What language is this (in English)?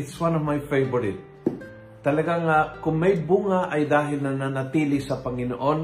Filipino